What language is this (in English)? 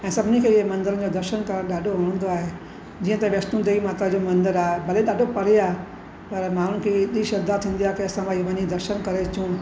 Sindhi